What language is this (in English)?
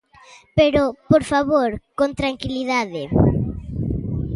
Galician